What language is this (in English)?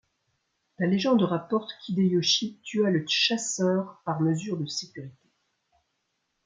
French